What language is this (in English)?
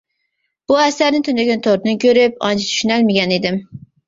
Uyghur